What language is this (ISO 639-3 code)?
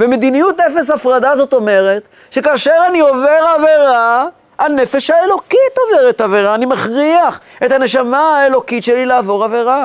heb